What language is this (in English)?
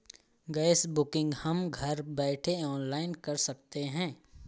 Hindi